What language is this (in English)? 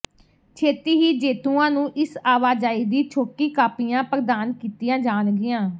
Punjabi